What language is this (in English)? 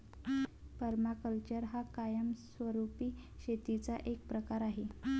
Marathi